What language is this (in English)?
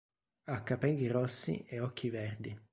Italian